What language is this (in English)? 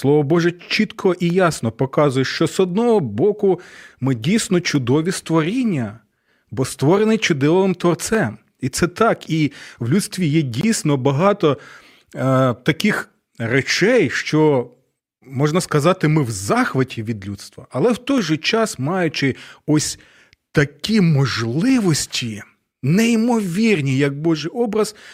Ukrainian